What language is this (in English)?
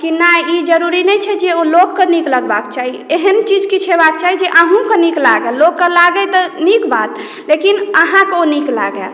Maithili